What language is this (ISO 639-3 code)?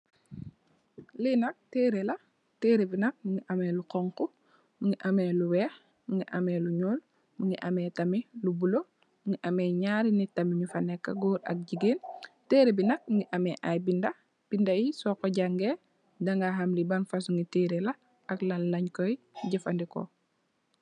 wol